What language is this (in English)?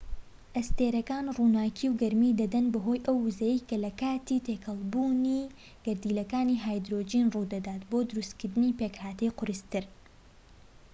Central Kurdish